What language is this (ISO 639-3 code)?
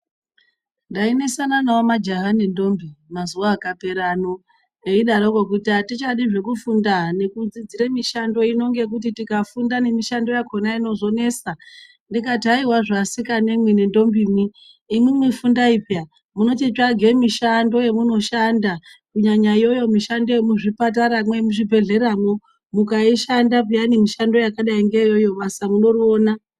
ndc